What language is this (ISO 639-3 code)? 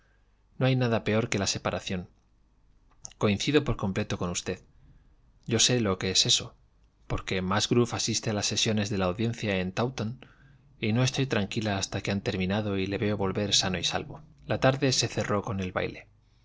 spa